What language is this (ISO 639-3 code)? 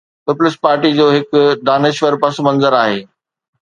snd